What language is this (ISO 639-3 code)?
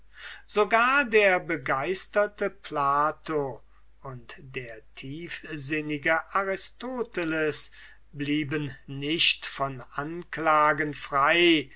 deu